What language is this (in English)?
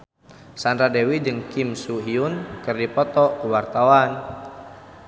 Sundanese